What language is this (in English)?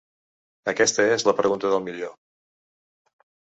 Catalan